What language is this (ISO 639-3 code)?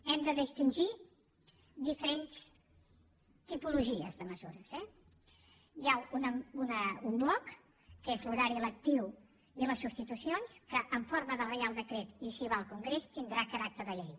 cat